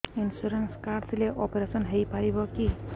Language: Odia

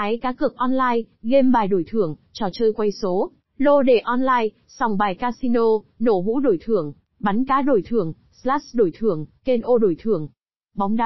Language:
Vietnamese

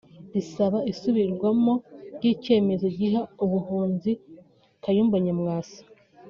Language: Kinyarwanda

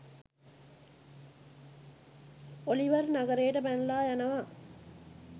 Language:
Sinhala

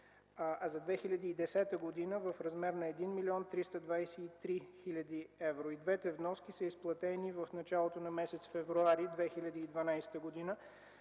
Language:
Bulgarian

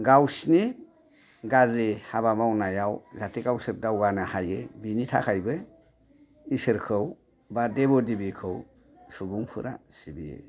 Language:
Bodo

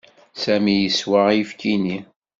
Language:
Kabyle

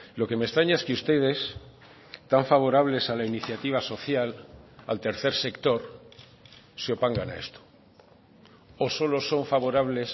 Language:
Spanish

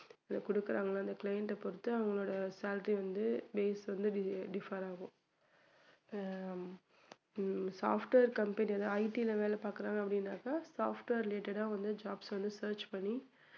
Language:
Tamil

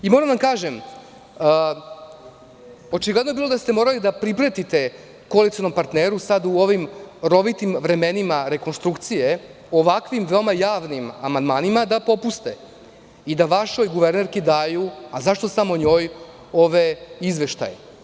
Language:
Serbian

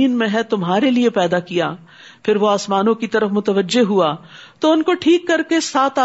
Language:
Urdu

